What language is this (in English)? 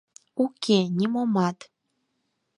Mari